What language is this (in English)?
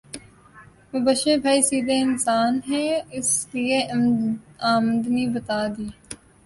Urdu